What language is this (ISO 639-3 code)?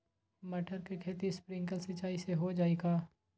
mag